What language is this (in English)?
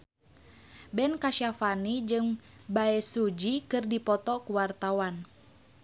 Sundanese